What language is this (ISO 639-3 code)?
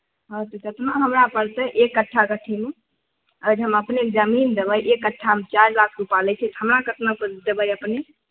mai